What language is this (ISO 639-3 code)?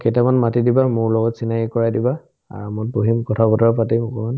asm